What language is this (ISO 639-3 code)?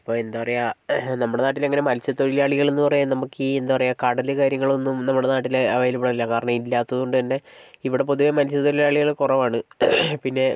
mal